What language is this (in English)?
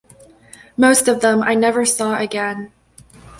English